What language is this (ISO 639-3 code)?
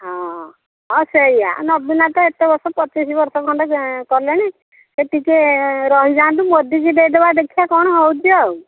ori